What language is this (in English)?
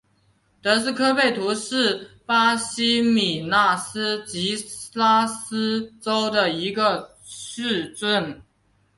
Chinese